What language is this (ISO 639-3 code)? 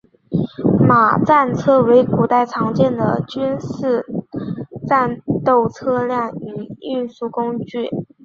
zho